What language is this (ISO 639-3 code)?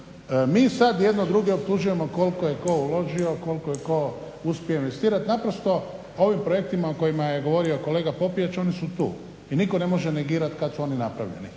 hrv